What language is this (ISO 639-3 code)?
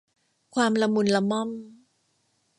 tha